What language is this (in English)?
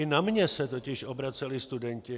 Czech